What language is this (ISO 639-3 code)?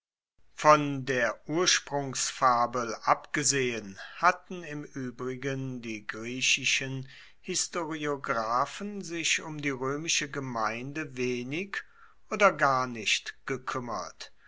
deu